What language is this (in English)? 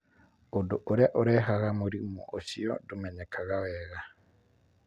Kikuyu